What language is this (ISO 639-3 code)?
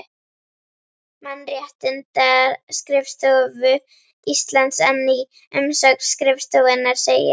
isl